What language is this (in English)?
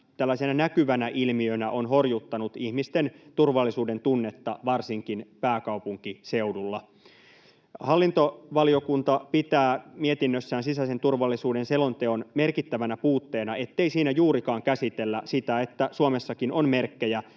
Finnish